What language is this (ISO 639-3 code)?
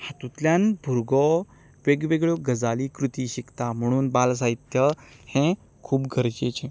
kok